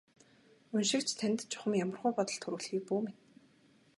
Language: Mongolian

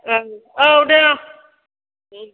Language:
Bodo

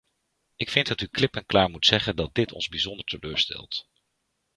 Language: Dutch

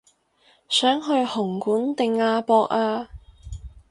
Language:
Cantonese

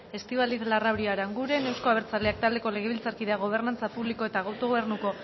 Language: Basque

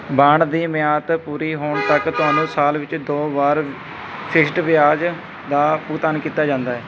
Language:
Punjabi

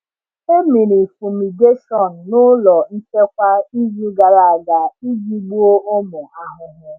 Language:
Igbo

